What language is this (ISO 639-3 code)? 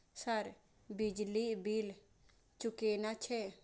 mai